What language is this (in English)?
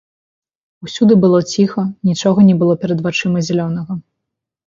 Belarusian